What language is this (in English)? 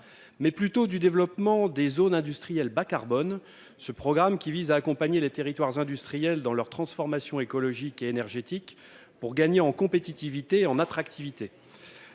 French